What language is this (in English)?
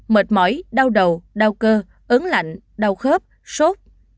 Vietnamese